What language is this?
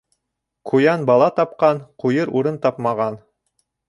Bashkir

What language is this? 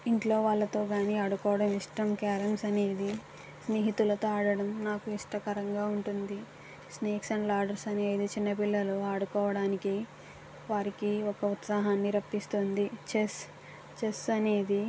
Telugu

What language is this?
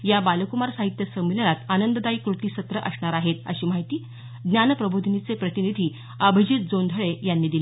Marathi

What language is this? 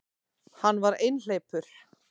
Icelandic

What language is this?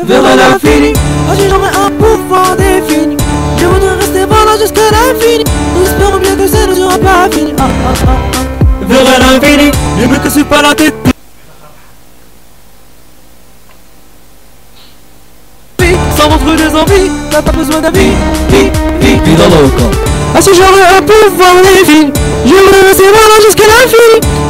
French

